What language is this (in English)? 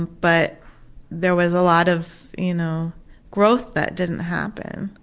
English